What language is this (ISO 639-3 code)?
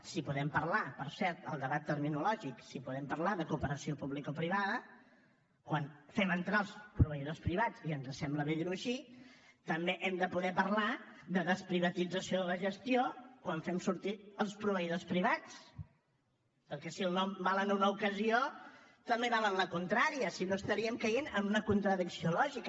cat